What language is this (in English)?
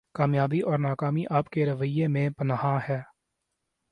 Urdu